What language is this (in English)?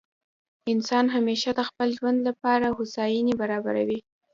Pashto